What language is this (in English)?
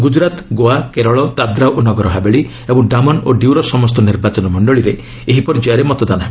Odia